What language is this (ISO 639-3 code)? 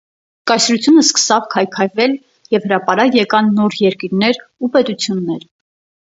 hye